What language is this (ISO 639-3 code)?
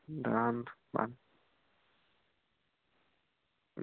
doi